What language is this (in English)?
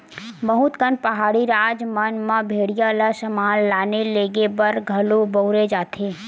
Chhattisgarhi